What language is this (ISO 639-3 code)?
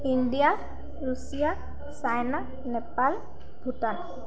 asm